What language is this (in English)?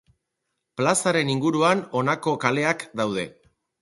Basque